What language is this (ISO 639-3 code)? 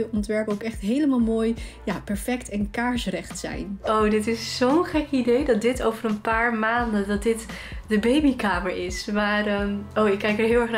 nld